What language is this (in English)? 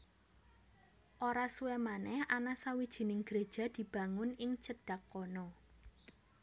Javanese